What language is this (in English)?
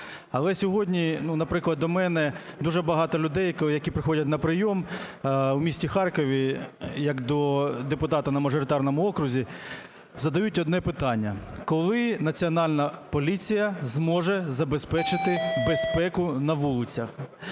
Ukrainian